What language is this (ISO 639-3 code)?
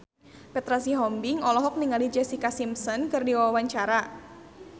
sun